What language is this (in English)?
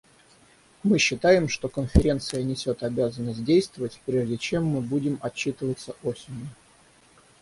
Russian